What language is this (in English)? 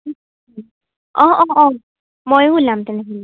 Assamese